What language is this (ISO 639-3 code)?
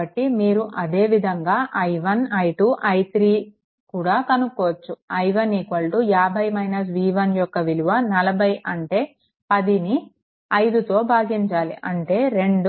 tel